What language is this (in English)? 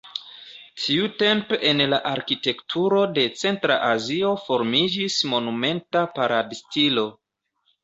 Esperanto